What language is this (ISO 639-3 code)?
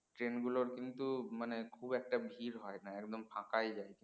ben